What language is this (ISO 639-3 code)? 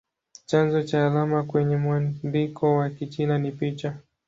swa